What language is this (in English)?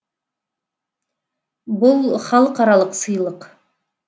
Kazakh